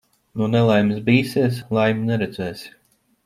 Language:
Latvian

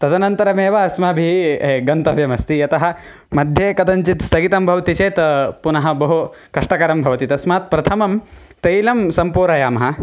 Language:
Sanskrit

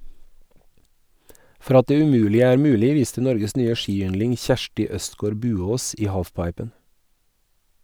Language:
Norwegian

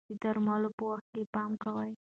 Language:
Pashto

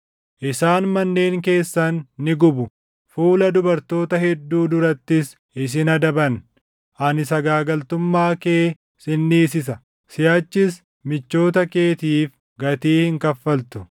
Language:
Oromo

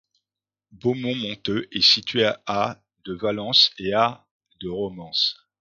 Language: French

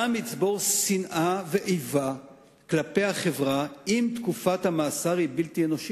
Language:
Hebrew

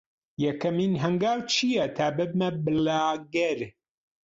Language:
Central Kurdish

